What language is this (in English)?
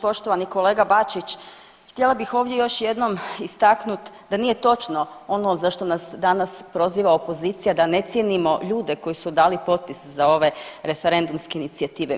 Croatian